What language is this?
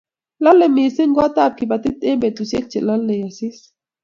Kalenjin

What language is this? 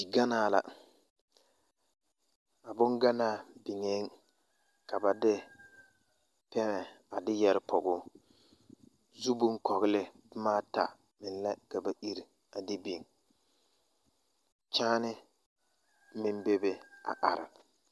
Southern Dagaare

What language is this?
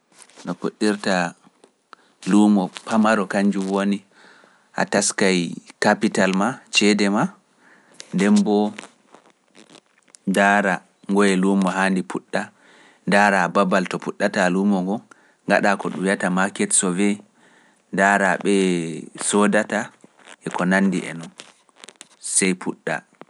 Pular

